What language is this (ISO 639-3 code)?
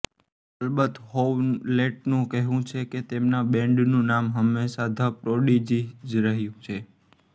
guj